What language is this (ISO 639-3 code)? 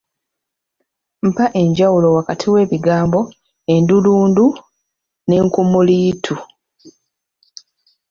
lug